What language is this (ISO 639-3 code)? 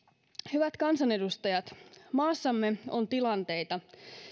fin